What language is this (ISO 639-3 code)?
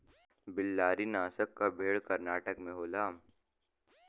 bho